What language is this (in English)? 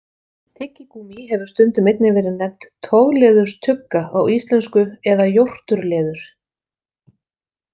Icelandic